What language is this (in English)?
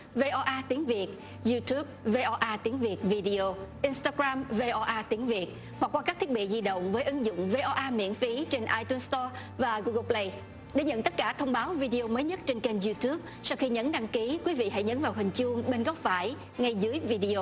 Vietnamese